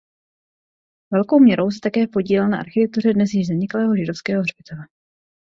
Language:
Czech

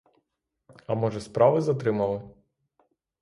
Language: Ukrainian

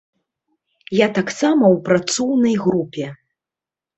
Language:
Belarusian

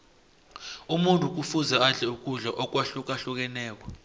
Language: South Ndebele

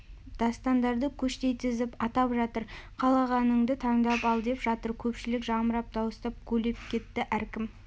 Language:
Kazakh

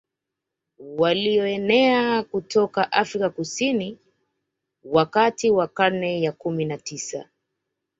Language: Swahili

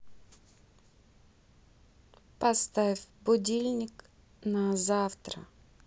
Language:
Russian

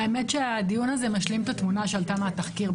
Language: Hebrew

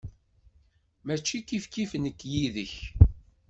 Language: Kabyle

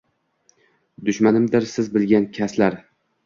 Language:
Uzbek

